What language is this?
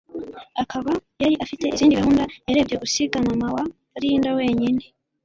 Kinyarwanda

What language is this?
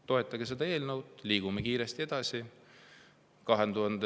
Estonian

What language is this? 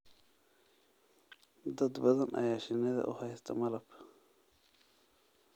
Somali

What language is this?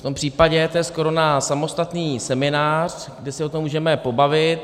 Czech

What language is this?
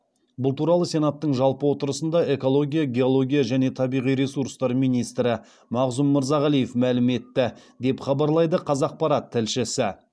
Kazakh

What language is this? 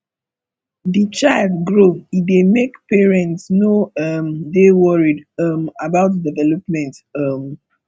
Nigerian Pidgin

